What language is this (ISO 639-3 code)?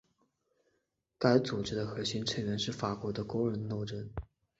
zho